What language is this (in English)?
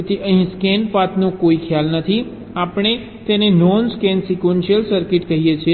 Gujarati